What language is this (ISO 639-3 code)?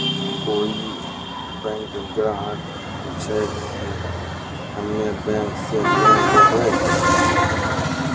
mai